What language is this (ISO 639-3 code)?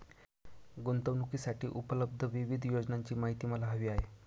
mar